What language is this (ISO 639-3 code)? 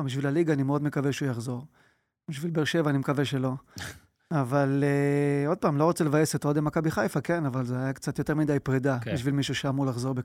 heb